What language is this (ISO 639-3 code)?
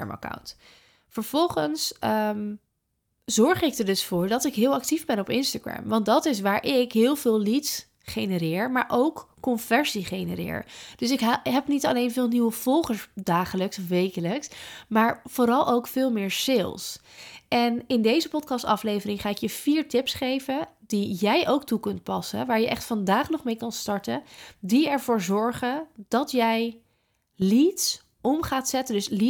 nld